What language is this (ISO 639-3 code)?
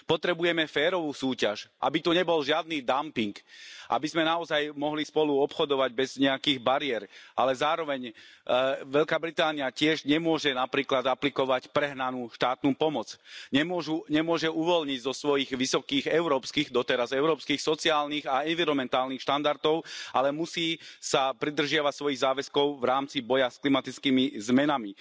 slk